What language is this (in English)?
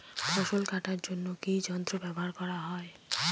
Bangla